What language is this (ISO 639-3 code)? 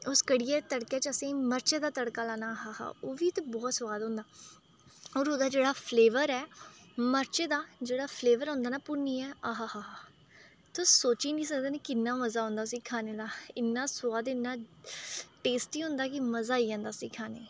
doi